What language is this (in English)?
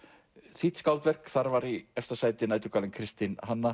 Icelandic